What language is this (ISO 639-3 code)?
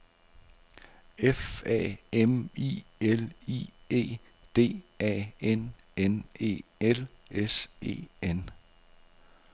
dan